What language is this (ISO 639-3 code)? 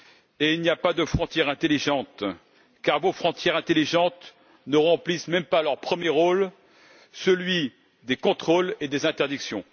fra